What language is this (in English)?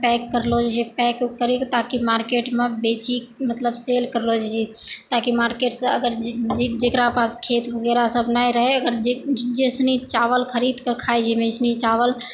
Maithili